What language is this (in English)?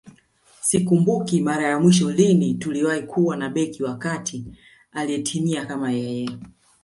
Swahili